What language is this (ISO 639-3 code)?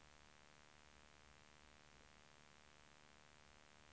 swe